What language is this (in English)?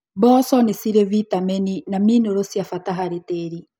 Kikuyu